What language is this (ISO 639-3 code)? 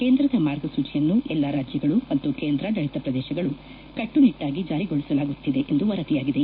kan